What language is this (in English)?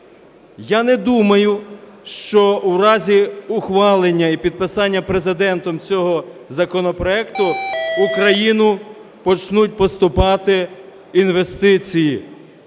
Ukrainian